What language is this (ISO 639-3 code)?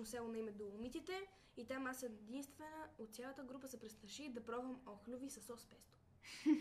bul